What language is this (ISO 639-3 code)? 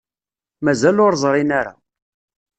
kab